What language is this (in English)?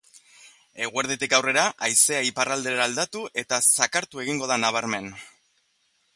Basque